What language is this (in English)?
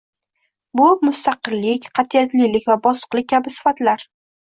Uzbek